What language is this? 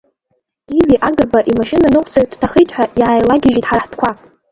Abkhazian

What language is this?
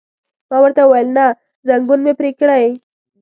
Pashto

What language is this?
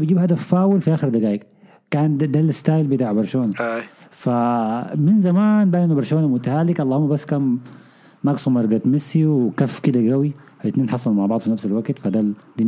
Arabic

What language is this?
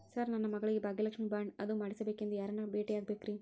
Kannada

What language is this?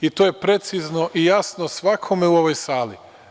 Serbian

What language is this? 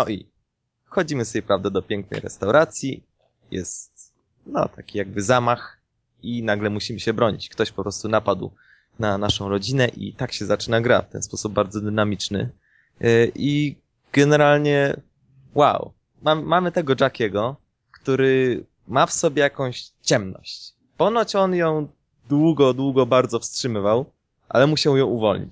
Polish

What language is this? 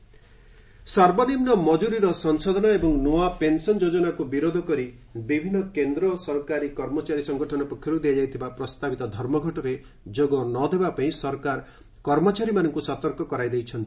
Odia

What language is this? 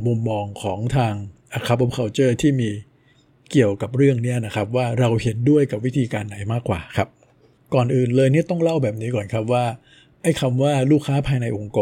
Thai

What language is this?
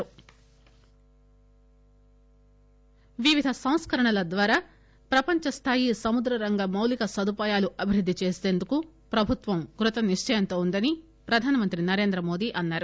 Telugu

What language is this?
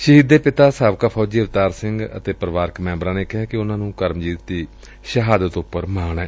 Punjabi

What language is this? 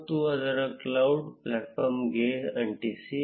Kannada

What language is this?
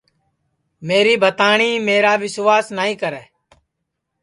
Sansi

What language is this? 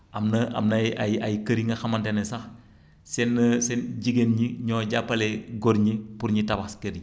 Wolof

